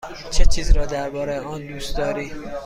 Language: Persian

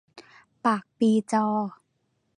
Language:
Thai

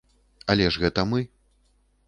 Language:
Belarusian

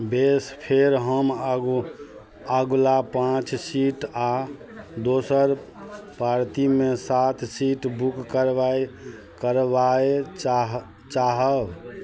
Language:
Maithili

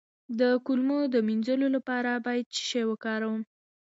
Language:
Pashto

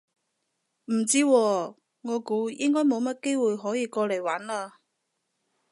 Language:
Cantonese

